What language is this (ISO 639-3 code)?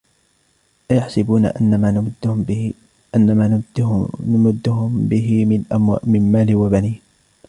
ara